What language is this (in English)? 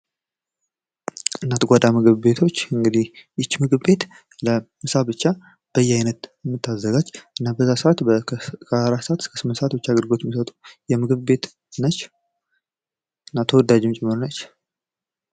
Amharic